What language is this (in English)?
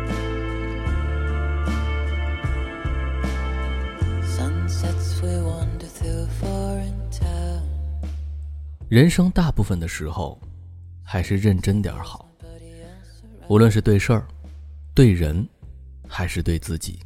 Chinese